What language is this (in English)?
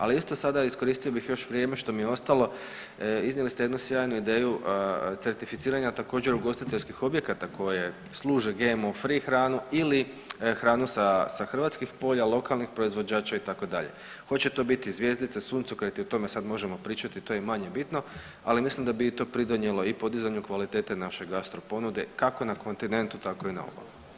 Croatian